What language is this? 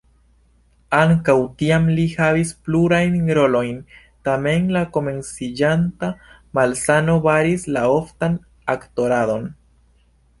Esperanto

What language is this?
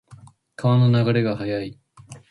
Japanese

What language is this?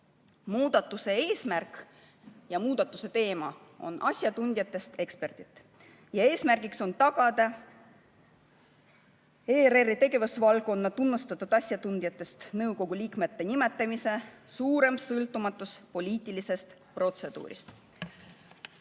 Estonian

